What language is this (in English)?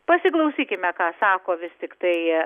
Lithuanian